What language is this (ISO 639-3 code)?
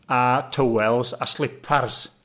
cym